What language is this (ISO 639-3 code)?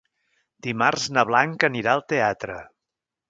cat